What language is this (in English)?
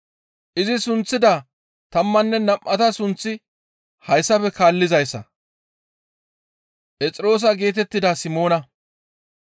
Gamo